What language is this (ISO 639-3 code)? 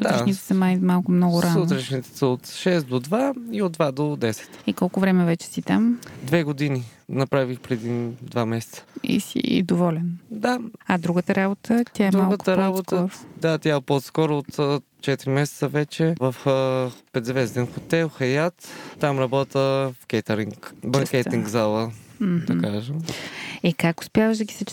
bul